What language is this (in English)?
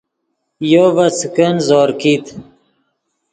Yidgha